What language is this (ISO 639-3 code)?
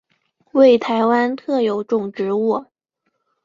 zho